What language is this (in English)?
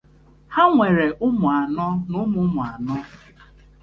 Igbo